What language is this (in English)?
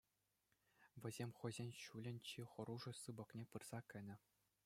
Chuvash